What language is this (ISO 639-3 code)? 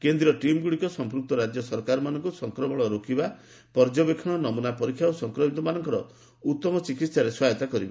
ori